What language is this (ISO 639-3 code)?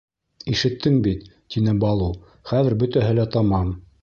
bak